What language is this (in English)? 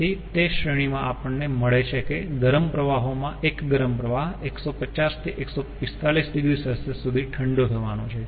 Gujarati